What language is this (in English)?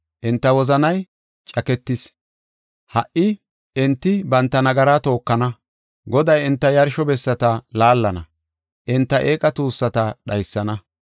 Gofa